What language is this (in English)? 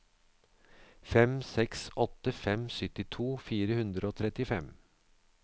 Norwegian